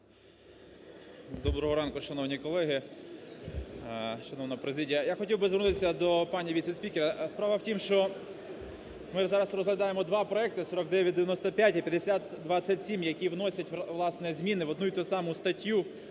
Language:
Ukrainian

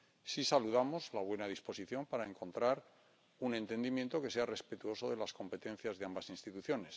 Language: Spanish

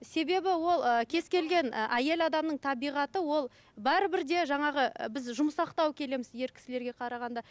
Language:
Kazakh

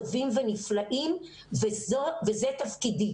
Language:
Hebrew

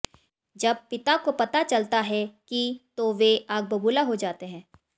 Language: Hindi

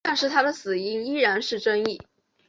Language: Chinese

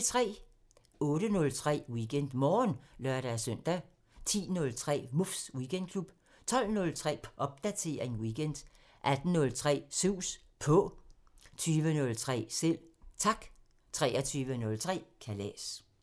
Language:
Danish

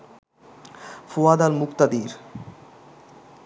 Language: Bangla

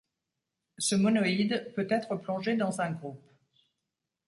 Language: French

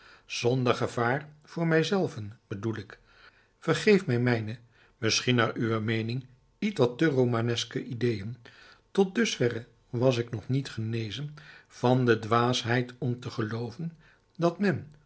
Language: Dutch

